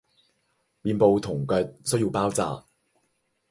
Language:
Cantonese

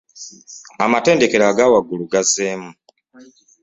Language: Ganda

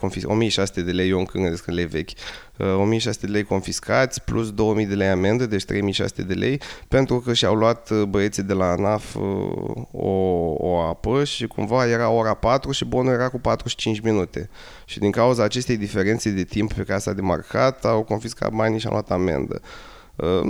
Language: Romanian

